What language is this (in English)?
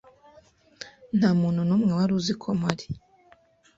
Kinyarwanda